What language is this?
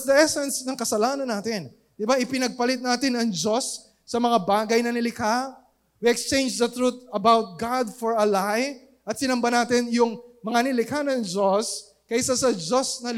Filipino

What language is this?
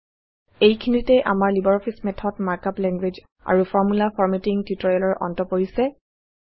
Assamese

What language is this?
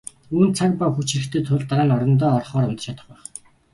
Mongolian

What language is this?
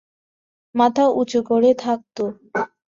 Bangla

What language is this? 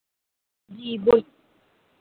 Hindi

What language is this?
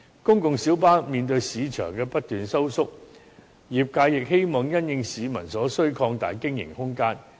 Cantonese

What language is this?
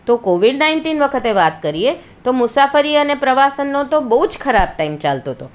Gujarati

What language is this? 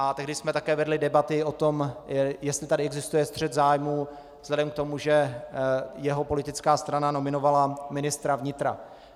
Czech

